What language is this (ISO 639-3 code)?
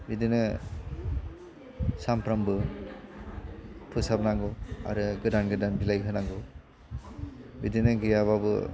brx